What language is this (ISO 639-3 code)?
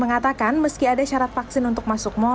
ind